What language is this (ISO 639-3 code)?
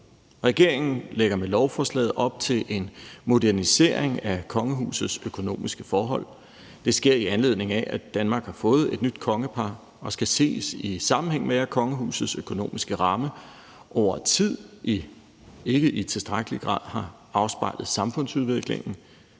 dan